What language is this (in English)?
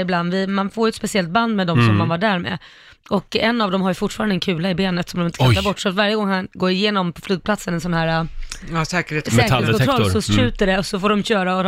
Swedish